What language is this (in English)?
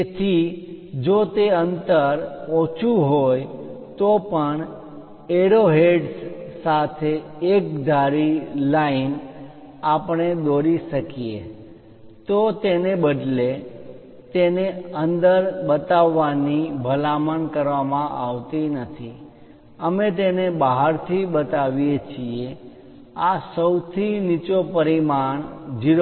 Gujarati